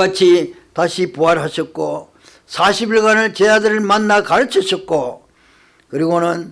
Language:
Korean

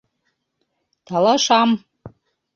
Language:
Bashkir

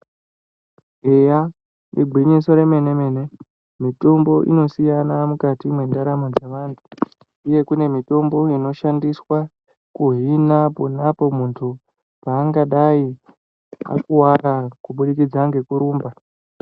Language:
Ndau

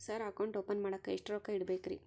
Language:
Kannada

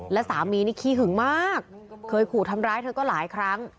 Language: Thai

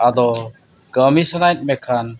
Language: Santali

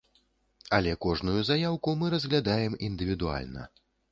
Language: Belarusian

